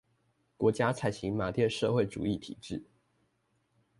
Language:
Chinese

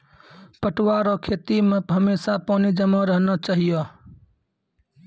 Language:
Maithili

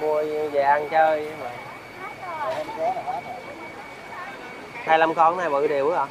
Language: Vietnamese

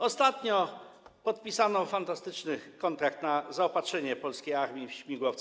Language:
Polish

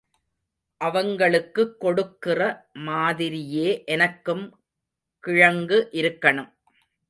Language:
Tamil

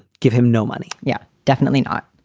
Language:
English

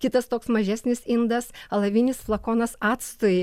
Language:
Lithuanian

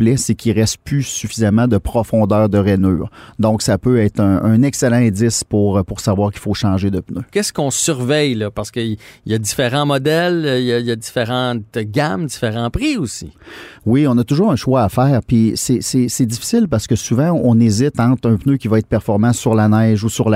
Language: French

